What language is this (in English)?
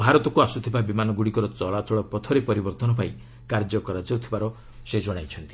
Odia